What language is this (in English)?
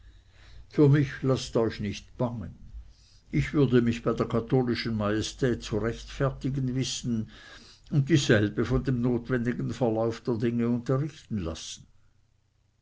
German